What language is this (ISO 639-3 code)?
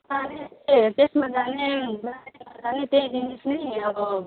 nep